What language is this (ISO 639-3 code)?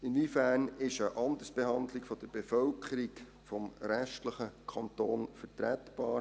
gsw